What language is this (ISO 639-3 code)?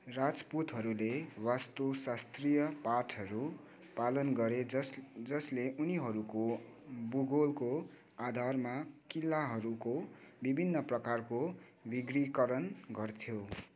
nep